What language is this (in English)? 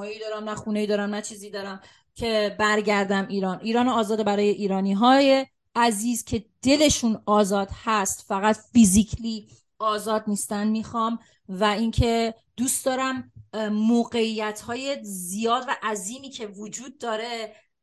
Persian